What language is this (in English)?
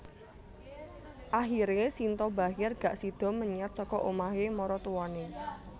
Javanese